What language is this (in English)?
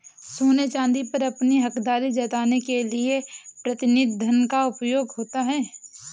Hindi